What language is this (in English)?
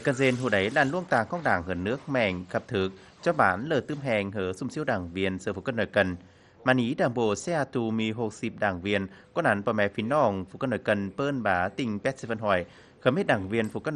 Vietnamese